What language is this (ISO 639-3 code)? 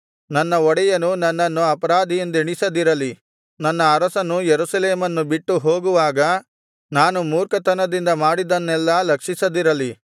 kan